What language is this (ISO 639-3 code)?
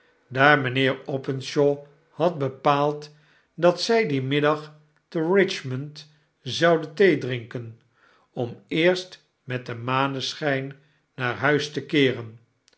nld